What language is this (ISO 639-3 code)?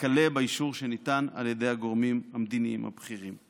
heb